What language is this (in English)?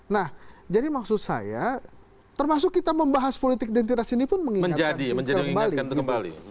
Indonesian